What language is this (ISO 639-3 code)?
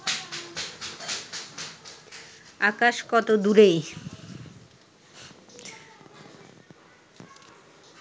ben